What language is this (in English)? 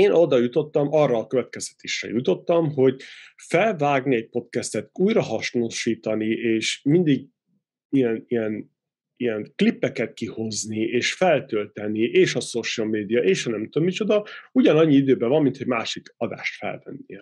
Hungarian